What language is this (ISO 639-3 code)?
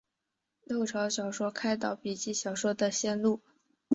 zho